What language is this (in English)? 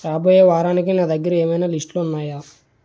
Telugu